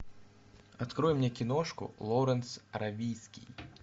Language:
Russian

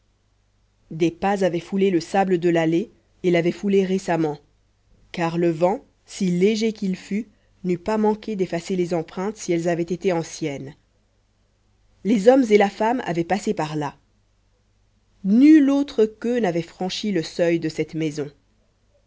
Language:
French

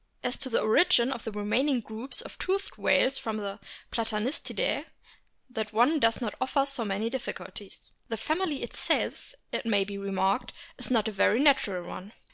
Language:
English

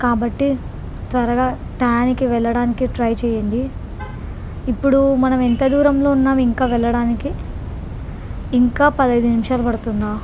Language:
Telugu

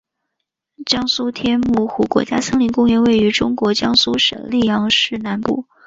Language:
Chinese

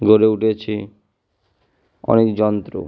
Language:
Bangla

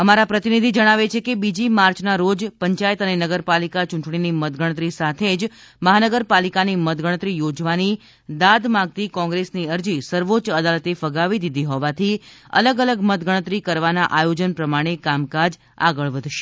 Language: Gujarati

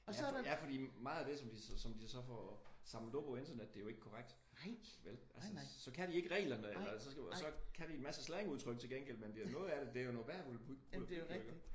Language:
Danish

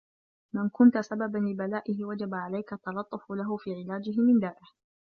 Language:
Arabic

